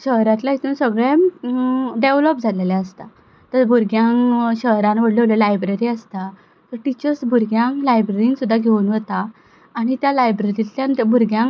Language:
Konkani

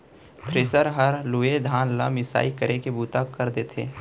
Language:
Chhattisgarhi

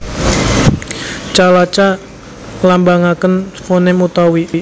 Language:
Javanese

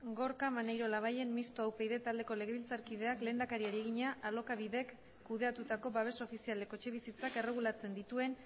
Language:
Basque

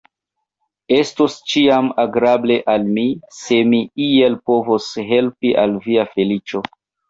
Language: Esperanto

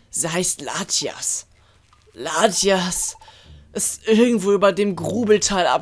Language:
German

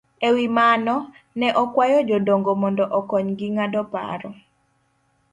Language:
Luo (Kenya and Tanzania)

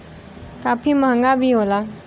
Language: Bhojpuri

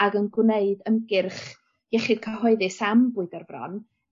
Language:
Welsh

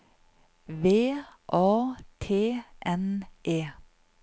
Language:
Norwegian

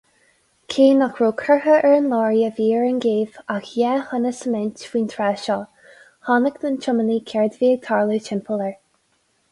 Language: Irish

